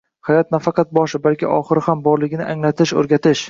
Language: Uzbek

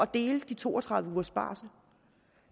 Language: Danish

